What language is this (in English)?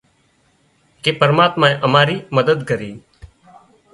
Wadiyara Koli